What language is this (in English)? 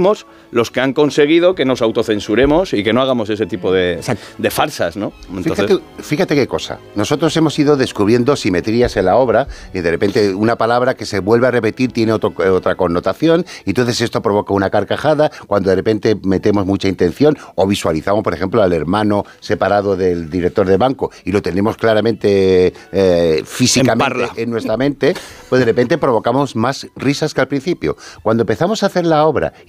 Spanish